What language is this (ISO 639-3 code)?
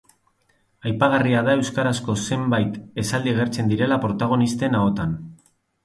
eus